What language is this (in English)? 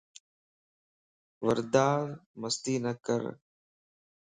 Lasi